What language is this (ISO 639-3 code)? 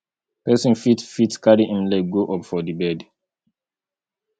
pcm